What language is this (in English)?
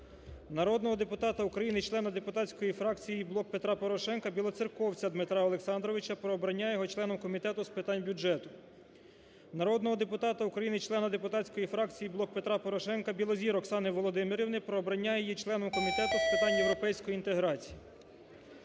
Ukrainian